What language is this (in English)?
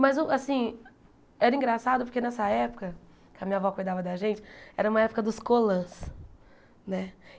Portuguese